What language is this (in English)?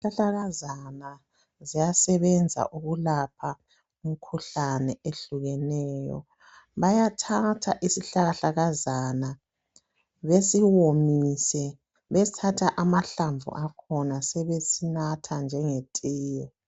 North Ndebele